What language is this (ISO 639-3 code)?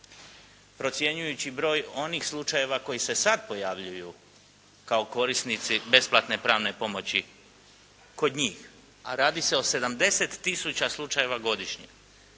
hrv